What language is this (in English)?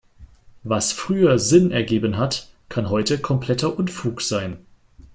German